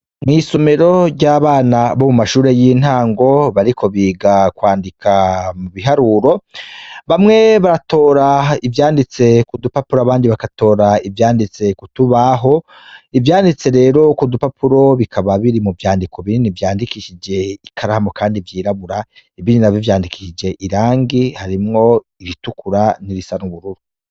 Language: Rundi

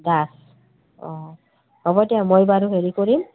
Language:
Assamese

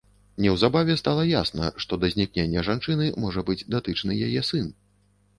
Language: Belarusian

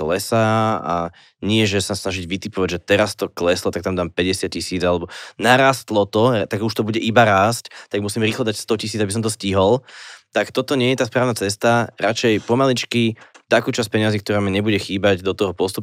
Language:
Slovak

